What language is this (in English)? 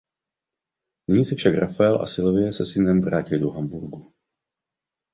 Czech